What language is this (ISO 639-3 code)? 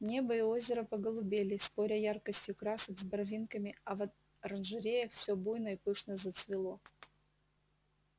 rus